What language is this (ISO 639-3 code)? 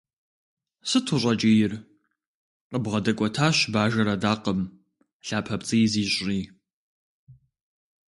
kbd